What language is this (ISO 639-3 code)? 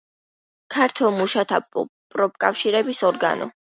kat